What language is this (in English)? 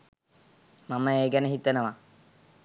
Sinhala